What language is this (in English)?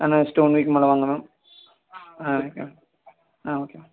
Tamil